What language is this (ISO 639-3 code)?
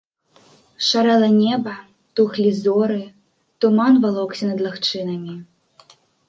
bel